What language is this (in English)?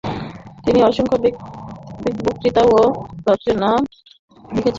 Bangla